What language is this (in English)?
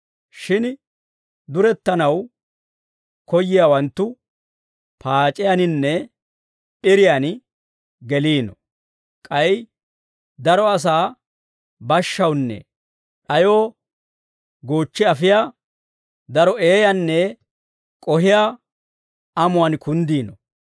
Dawro